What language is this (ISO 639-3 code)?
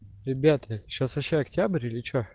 rus